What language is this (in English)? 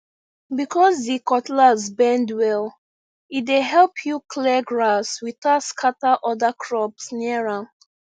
Nigerian Pidgin